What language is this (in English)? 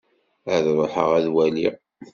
Kabyle